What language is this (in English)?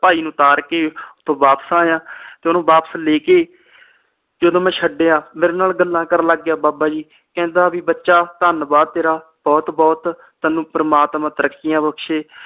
Punjabi